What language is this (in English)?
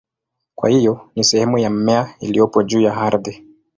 Swahili